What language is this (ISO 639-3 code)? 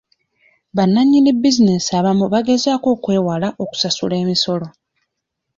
lug